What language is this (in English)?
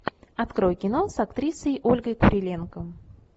Russian